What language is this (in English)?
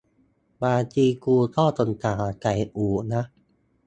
Thai